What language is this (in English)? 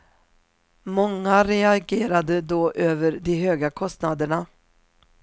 Swedish